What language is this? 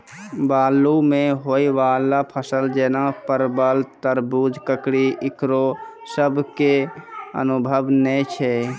Maithili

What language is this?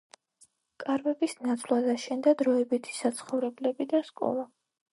Georgian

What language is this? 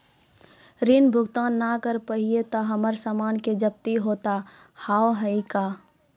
Maithili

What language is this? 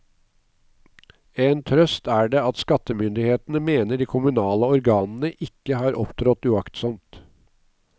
Norwegian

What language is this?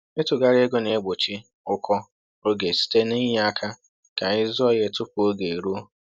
Igbo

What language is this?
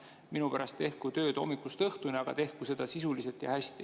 Estonian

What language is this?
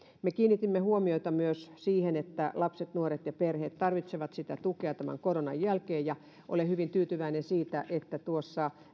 Finnish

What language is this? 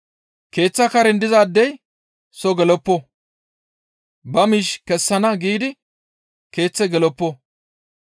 Gamo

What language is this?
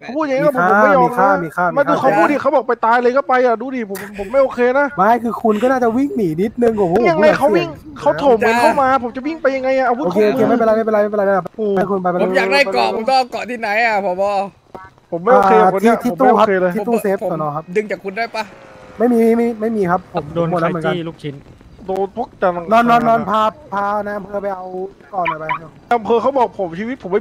Thai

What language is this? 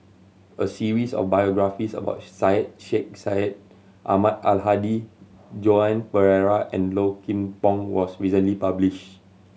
English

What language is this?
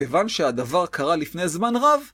Hebrew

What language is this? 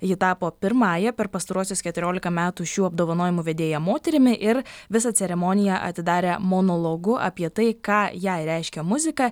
Lithuanian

